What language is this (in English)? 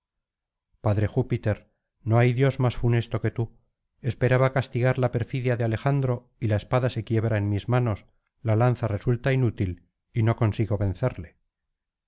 Spanish